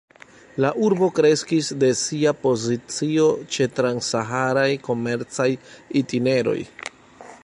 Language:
Esperanto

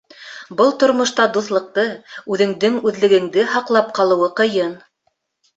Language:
Bashkir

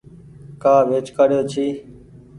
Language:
Goaria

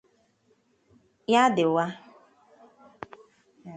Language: Igbo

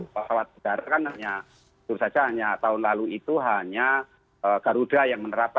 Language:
Indonesian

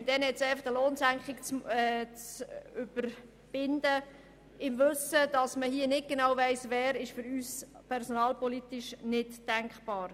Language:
Swiss German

